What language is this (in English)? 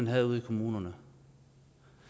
Danish